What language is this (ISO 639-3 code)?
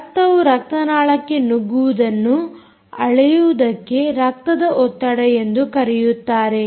kan